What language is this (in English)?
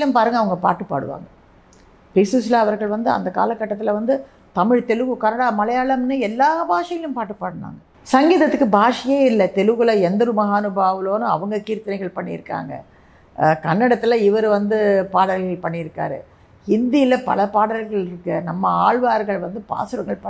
Tamil